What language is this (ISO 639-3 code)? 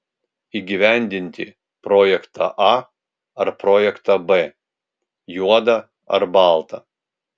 lit